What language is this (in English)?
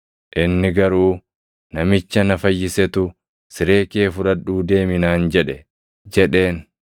Oromo